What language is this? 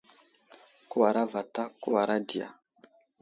Wuzlam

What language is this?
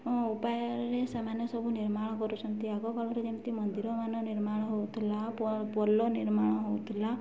Odia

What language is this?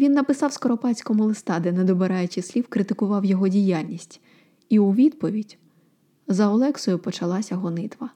Ukrainian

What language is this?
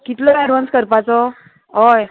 Konkani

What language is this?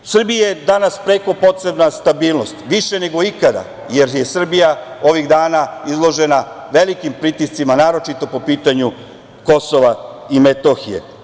Serbian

